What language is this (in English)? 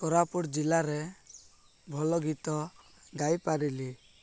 Odia